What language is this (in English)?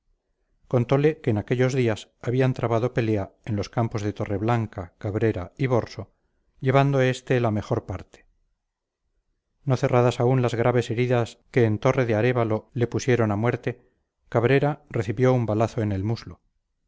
Spanish